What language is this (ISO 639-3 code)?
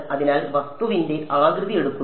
mal